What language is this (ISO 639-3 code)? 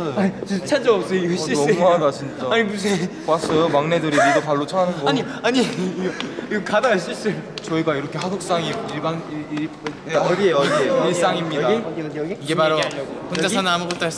kor